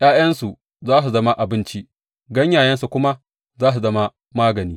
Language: Hausa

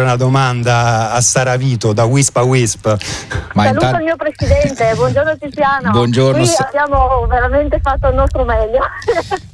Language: Italian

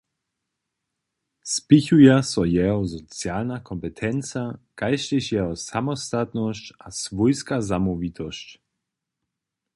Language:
Upper Sorbian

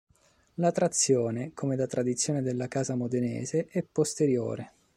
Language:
Italian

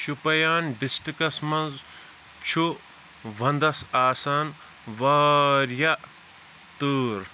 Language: Kashmiri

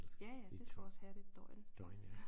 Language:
Danish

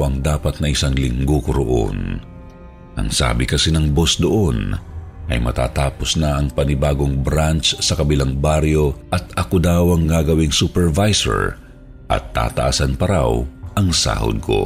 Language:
Filipino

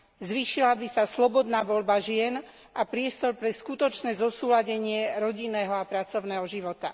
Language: Slovak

